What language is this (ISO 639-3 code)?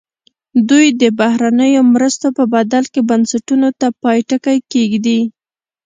pus